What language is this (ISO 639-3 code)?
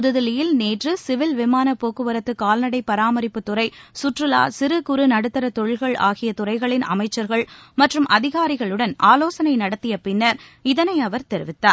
tam